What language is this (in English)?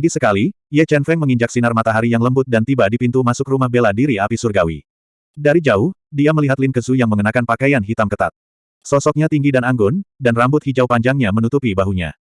Indonesian